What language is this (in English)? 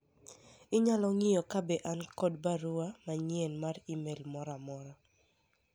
Luo (Kenya and Tanzania)